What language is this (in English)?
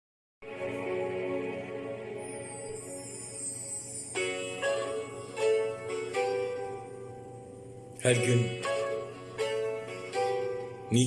Turkish